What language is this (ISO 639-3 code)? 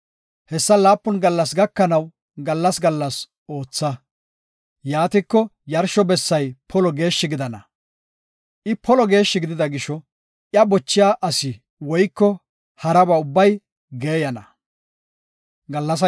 gof